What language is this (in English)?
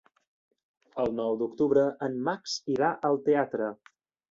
Catalan